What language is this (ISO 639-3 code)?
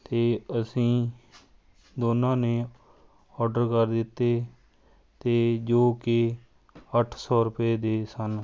pan